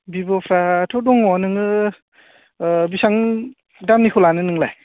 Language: Bodo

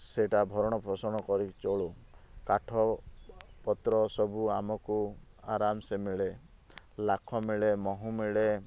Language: Odia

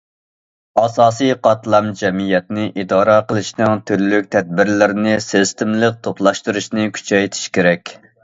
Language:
Uyghur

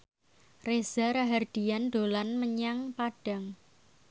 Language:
Javanese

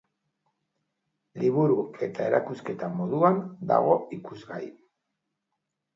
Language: Basque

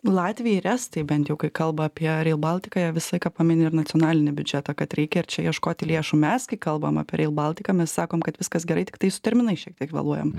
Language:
Lithuanian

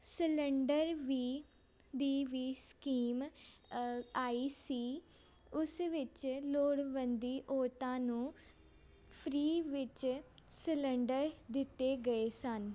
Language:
Punjabi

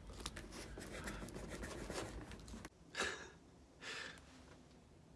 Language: Japanese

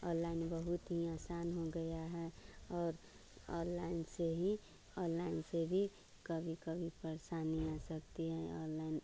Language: Hindi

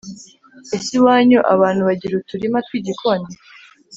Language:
Kinyarwanda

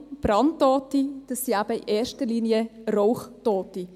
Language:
Swiss German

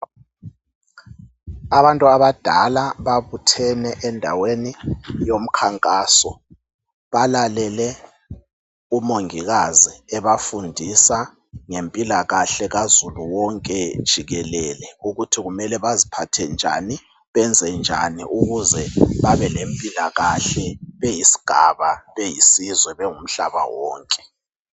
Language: North Ndebele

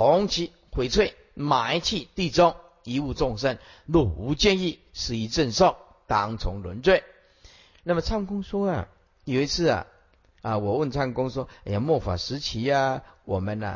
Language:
Chinese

